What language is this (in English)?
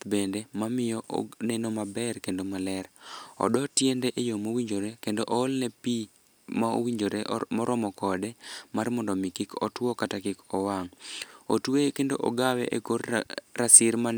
Luo (Kenya and Tanzania)